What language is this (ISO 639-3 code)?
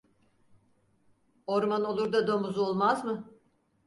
tur